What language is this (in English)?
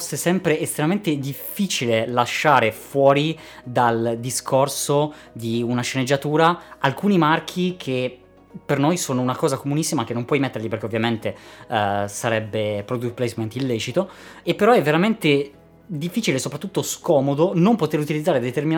Italian